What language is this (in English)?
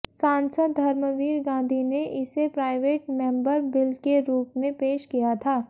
Hindi